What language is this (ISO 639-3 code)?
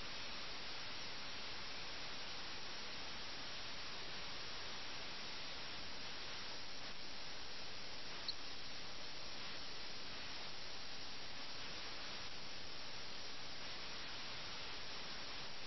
mal